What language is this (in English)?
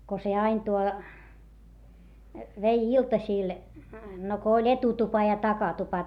Finnish